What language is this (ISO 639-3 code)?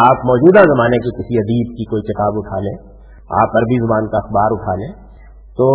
urd